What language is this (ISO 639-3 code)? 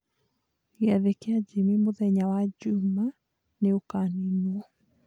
kik